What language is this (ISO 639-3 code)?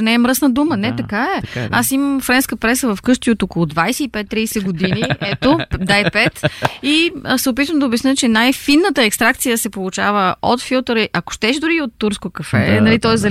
bul